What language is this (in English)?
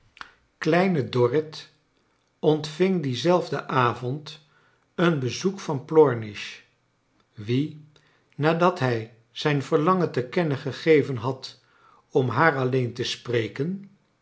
Dutch